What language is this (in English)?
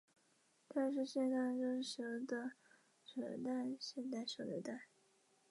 Chinese